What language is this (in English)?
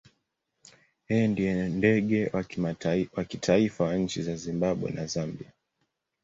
Swahili